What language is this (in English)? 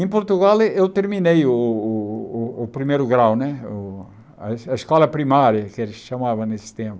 Portuguese